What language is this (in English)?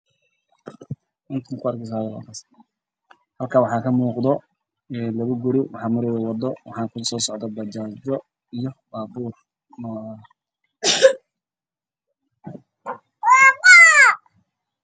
Somali